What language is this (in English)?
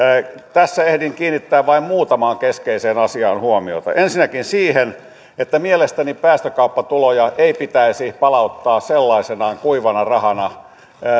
Finnish